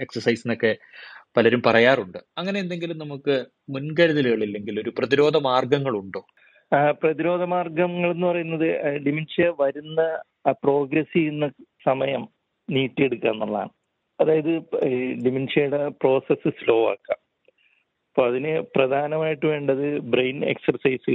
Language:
Malayalam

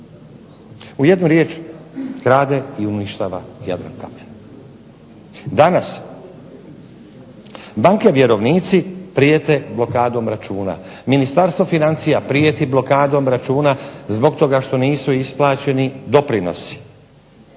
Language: Croatian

